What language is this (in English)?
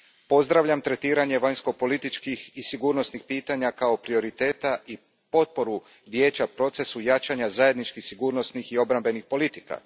Croatian